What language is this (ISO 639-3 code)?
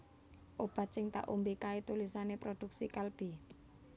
jav